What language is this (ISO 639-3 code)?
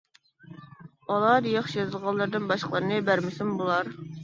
uig